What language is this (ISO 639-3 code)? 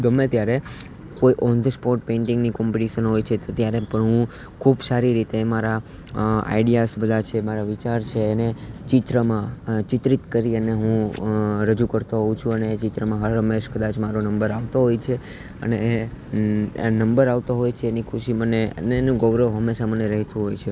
guj